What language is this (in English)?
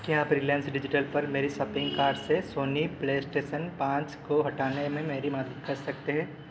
Hindi